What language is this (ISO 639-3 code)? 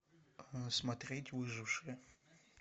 rus